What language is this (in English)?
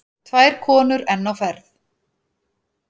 Icelandic